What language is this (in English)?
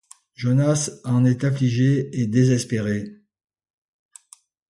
French